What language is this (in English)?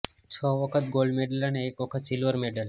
Gujarati